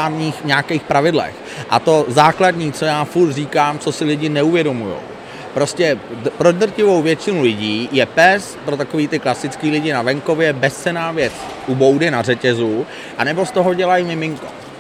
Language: Czech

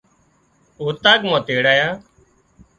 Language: Wadiyara Koli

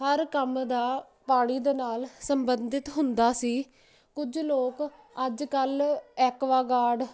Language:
Punjabi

